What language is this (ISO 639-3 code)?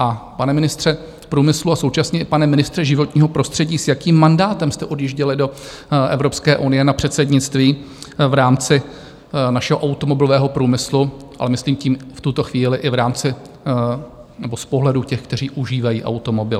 ces